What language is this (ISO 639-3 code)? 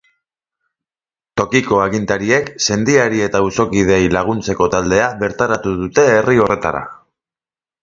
eus